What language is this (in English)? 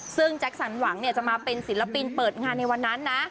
Thai